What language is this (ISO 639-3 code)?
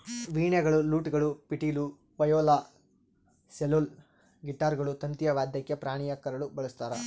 kan